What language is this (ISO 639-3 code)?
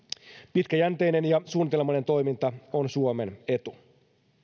fin